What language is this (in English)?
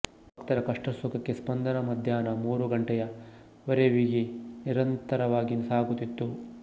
Kannada